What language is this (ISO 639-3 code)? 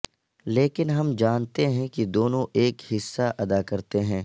urd